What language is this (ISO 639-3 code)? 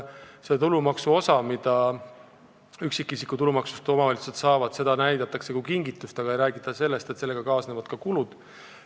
est